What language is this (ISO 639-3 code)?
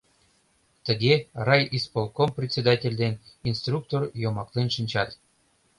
chm